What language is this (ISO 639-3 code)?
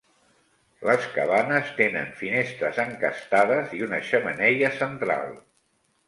cat